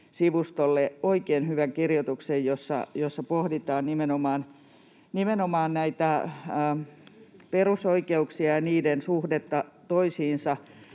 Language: Finnish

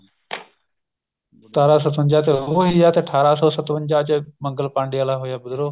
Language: Punjabi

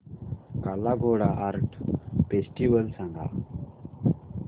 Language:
Marathi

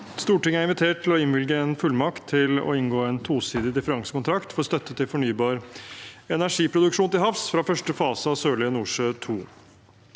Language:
Norwegian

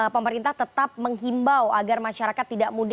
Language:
Indonesian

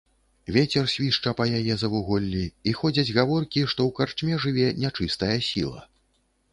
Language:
Belarusian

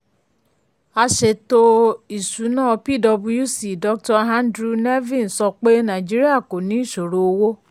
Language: Yoruba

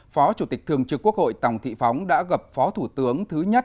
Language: Vietnamese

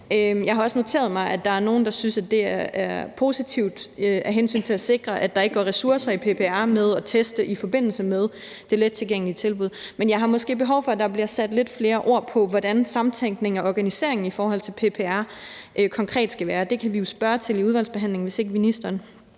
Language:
Danish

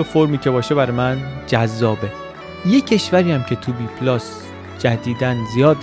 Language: Persian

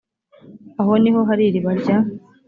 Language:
Kinyarwanda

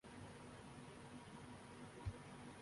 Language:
Urdu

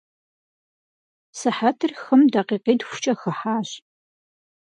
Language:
Kabardian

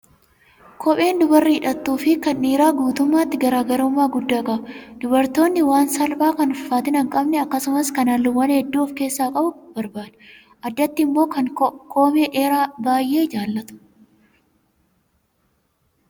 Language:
Oromo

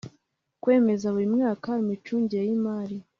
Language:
Kinyarwanda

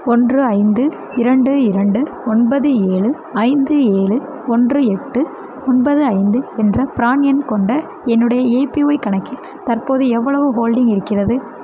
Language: Tamil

